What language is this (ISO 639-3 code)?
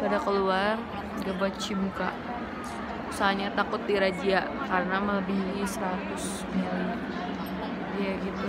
ind